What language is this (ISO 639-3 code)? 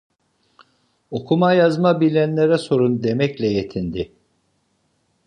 tur